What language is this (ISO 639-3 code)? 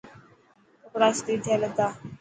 mki